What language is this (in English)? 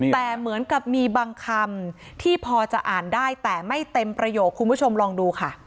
Thai